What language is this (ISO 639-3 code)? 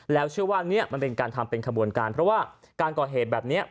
tha